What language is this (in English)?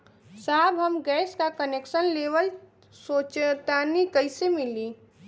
Bhojpuri